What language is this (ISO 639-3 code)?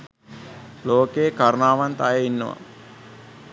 sin